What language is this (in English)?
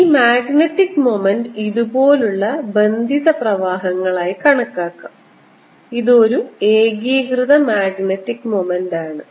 Malayalam